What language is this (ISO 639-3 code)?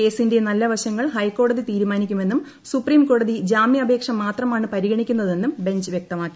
mal